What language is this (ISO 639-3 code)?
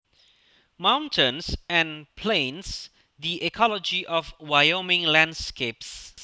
jav